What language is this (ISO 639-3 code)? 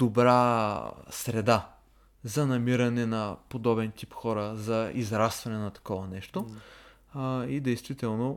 bul